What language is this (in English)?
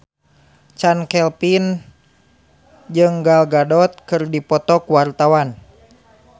Sundanese